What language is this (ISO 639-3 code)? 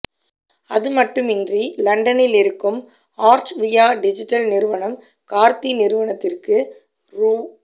tam